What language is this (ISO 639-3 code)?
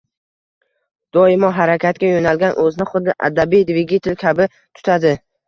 uzb